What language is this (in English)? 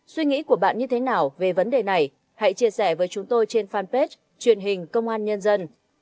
Vietnamese